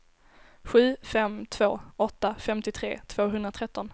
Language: Swedish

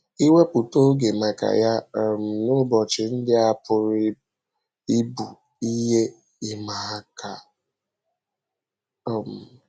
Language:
Igbo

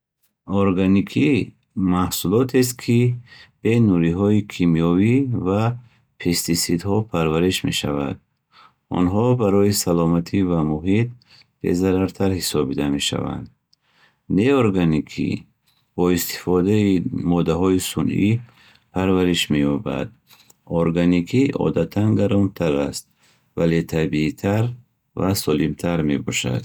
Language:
Bukharic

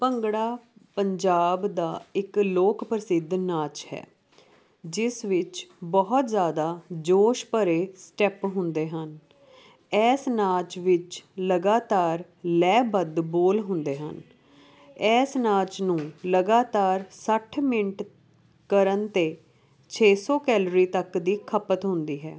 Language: Punjabi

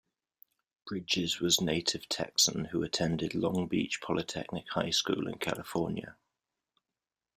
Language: English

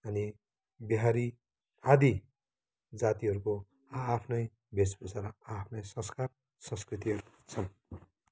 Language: Nepali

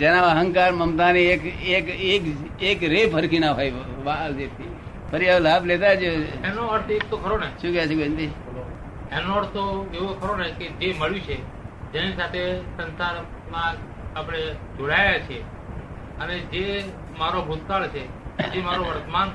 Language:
Gujarati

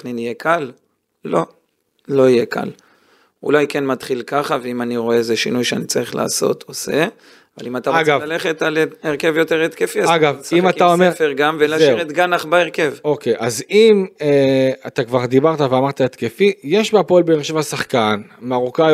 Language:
Hebrew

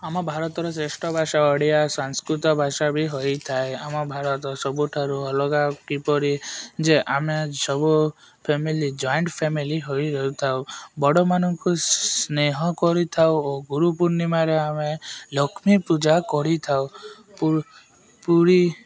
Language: Odia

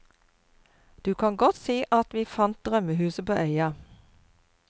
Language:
Norwegian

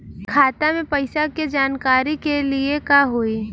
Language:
Bhojpuri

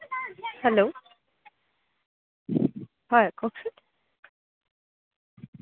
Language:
Assamese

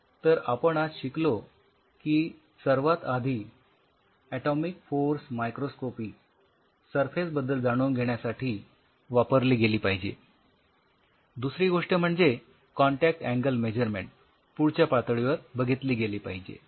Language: Marathi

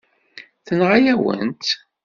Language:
Kabyle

